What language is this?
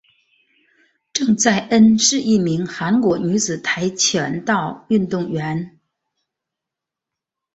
Chinese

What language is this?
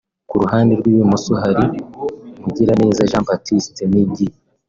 Kinyarwanda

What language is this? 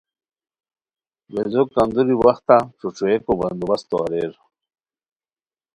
Khowar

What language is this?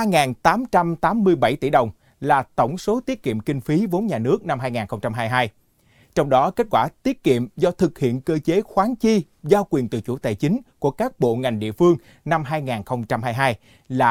Vietnamese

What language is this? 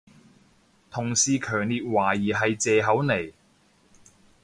Cantonese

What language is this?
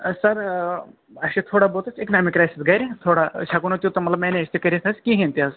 Kashmiri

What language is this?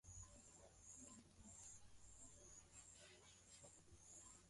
Swahili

